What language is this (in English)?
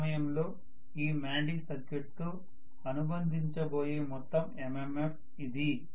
Telugu